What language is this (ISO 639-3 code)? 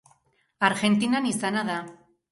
eus